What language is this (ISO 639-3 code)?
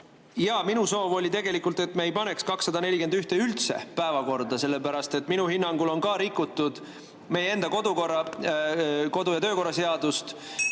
est